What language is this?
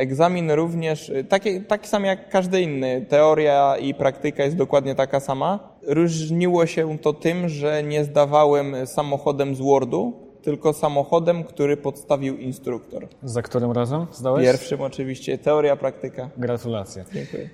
Polish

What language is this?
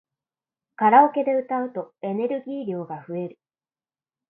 Japanese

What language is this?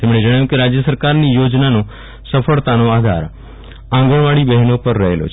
Gujarati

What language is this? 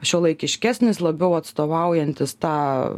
Lithuanian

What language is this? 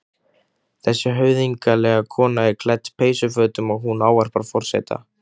Icelandic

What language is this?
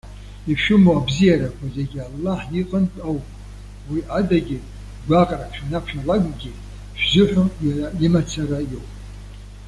Abkhazian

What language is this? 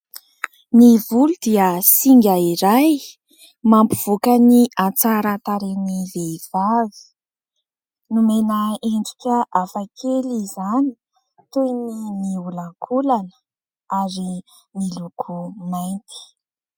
Malagasy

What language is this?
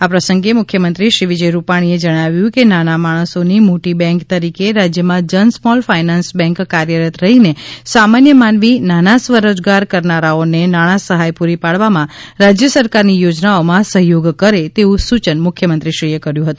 Gujarati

